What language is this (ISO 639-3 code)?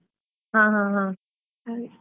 kan